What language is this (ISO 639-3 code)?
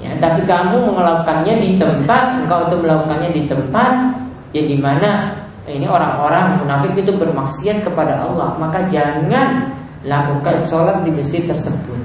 ind